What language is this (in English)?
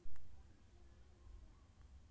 Maithili